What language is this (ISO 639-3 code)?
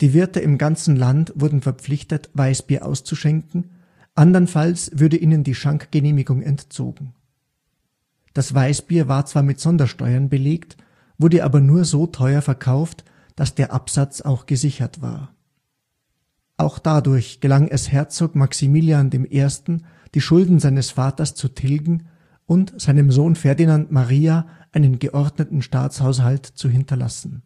deu